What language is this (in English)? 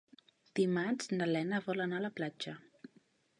Catalan